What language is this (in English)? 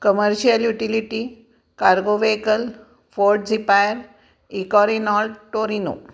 Marathi